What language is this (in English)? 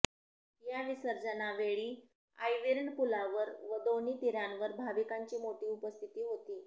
Marathi